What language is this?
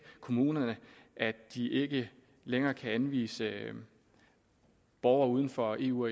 Danish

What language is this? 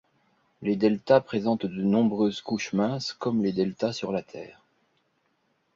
French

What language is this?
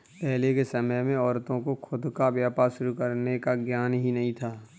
Hindi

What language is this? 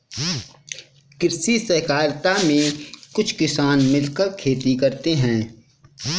Hindi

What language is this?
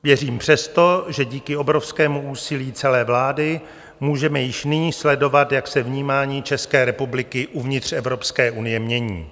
Czech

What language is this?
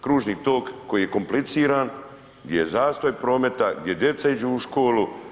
Croatian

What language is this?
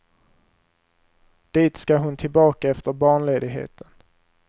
Swedish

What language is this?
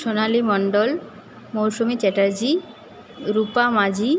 Bangla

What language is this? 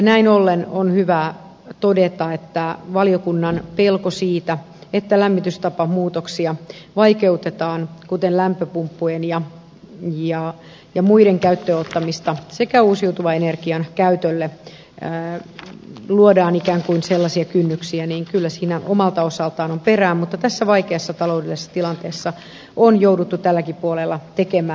Finnish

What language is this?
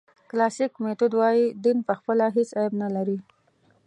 Pashto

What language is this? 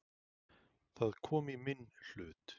Icelandic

